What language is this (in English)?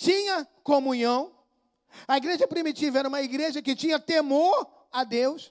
Portuguese